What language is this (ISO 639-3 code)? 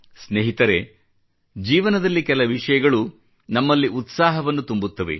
kan